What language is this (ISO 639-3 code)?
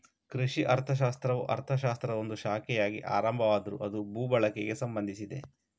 kan